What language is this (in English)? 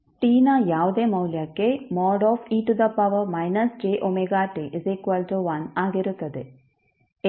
Kannada